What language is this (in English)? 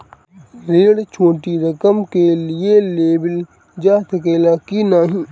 Bhojpuri